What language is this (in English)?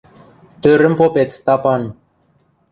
Western Mari